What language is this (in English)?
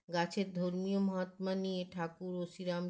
Bangla